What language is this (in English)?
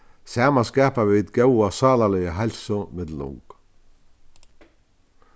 Faroese